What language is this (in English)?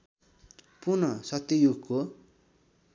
Nepali